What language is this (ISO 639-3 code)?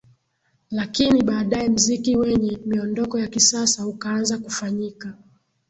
swa